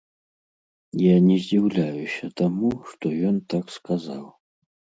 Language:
Belarusian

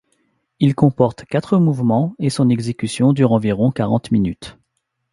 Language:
French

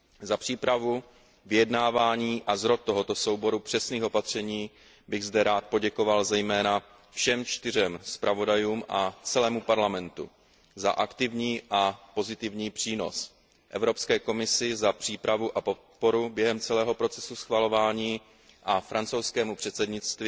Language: Czech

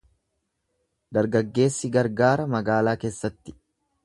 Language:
Oromo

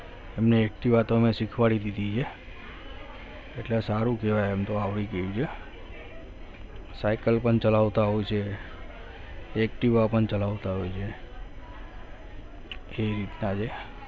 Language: Gujarati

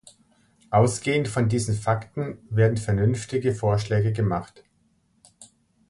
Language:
German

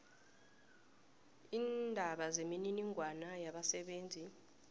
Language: South Ndebele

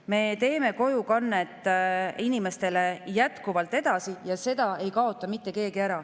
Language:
Estonian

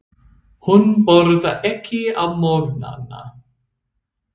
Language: Icelandic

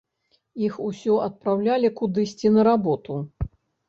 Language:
Belarusian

